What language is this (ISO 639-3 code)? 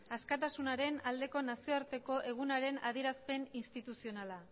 eus